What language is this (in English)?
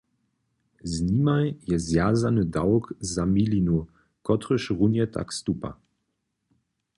Upper Sorbian